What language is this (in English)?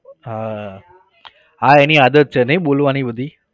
Gujarati